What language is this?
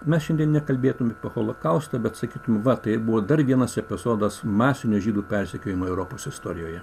Lithuanian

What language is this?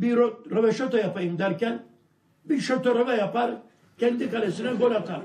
Turkish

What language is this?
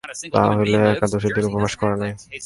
Bangla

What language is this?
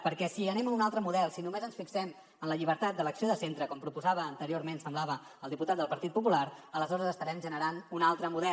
Catalan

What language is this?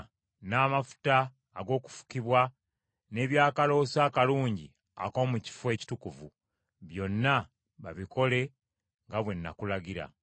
Ganda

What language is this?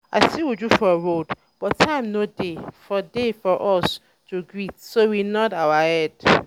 Nigerian Pidgin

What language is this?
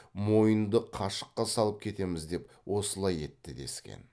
Kazakh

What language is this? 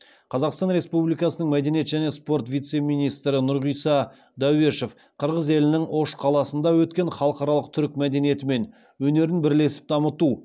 Kazakh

